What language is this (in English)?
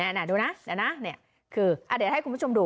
Thai